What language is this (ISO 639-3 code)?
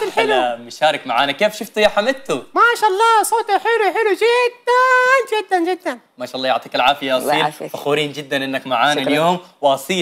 ara